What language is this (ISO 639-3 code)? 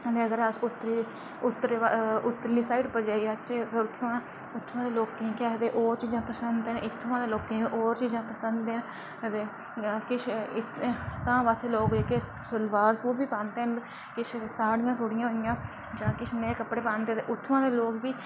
doi